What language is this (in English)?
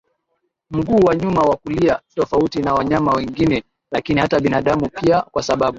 Swahili